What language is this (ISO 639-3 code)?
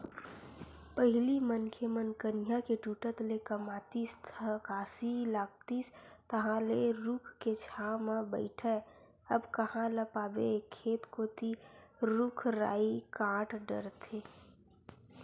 hne